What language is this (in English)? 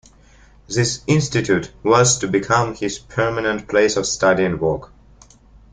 English